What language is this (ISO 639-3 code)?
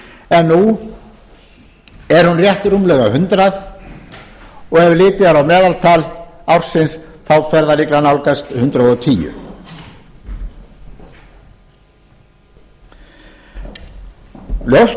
isl